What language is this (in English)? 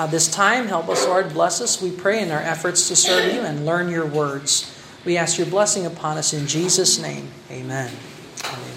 Filipino